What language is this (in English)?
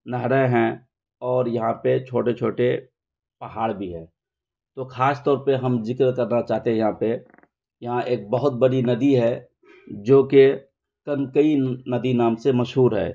Urdu